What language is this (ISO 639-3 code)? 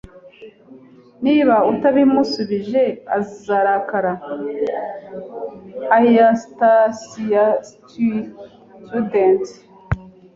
kin